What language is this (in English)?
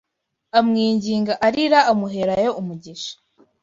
Kinyarwanda